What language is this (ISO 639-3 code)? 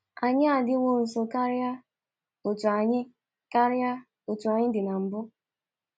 ibo